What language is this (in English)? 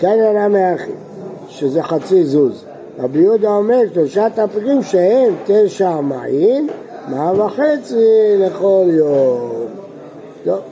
Hebrew